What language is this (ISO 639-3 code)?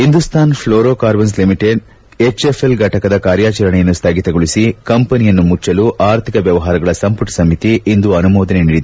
kan